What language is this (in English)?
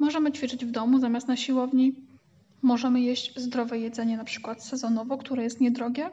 Polish